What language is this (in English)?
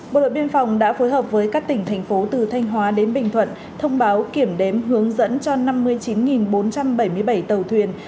Vietnamese